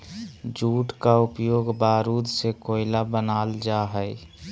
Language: Magahi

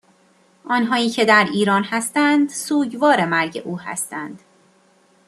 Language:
Persian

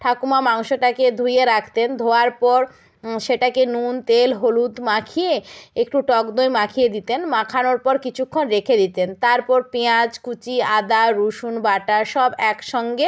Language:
Bangla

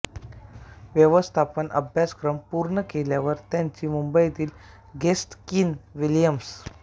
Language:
Marathi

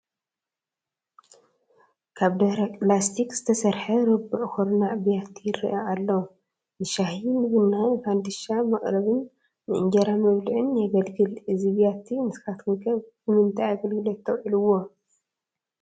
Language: Tigrinya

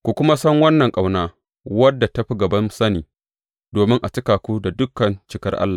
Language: Hausa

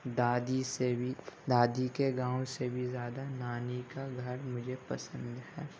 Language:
Urdu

